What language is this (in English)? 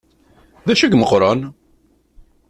Kabyle